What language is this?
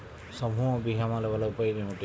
Telugu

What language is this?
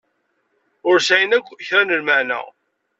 Kabyle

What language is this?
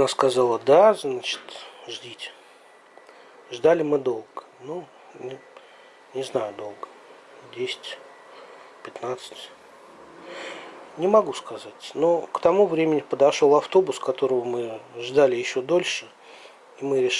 Russian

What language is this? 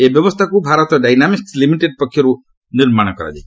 Odia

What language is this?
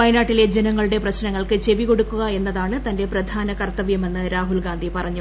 Malayalam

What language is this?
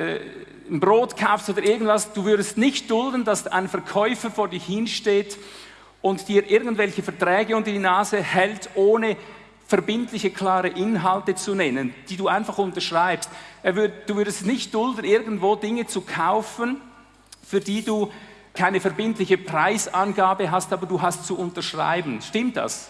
German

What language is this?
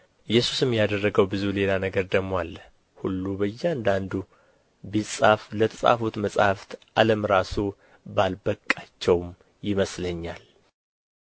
Amharic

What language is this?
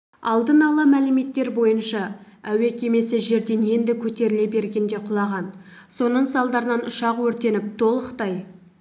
Kazakh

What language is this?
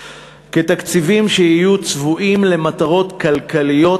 Hebrew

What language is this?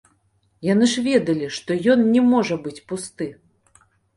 Belarusian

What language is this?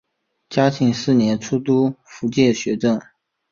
Chinese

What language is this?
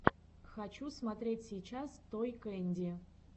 Russian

